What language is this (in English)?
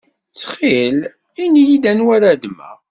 Kabyle